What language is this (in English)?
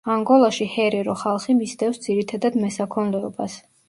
Georgian